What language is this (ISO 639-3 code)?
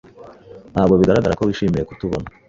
kin